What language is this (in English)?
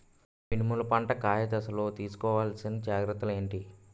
Telugu